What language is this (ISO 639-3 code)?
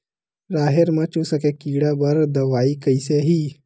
hne